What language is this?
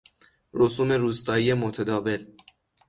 Persian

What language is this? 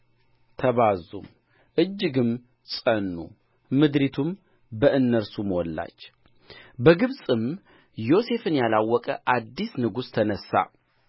Amharic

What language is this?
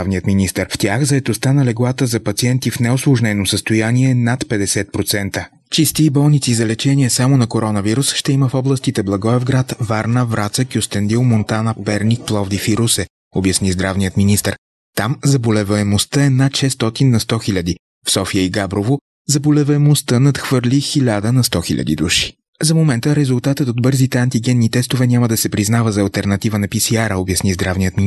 Bulgarian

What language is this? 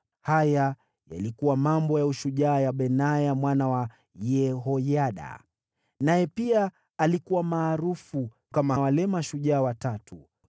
Swahili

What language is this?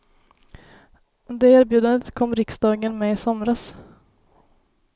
Swedish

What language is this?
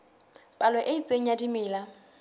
Southern Sotho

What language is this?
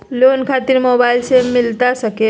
Magahi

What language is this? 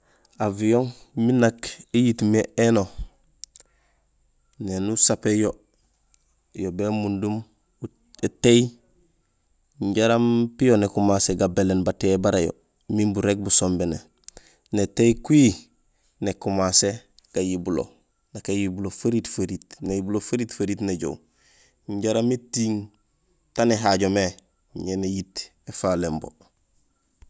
Gusilay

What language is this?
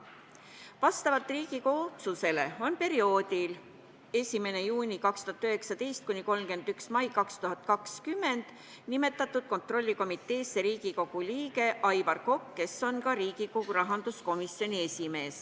Estonian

